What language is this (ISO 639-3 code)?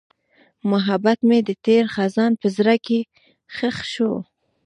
pus